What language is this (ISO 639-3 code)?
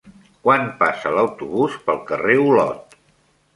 cat